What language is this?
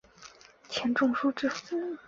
Chinese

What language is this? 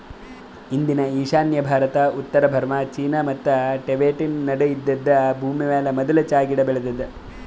Kannada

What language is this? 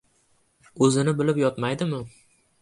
Uzbek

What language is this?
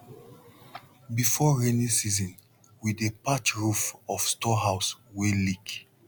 Nigerian Pidgin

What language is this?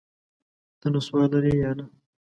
Pashto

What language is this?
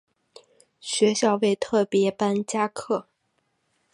Chinese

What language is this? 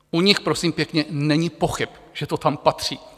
Czech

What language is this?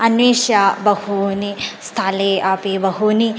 Sanskrit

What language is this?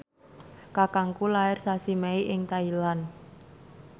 Javanese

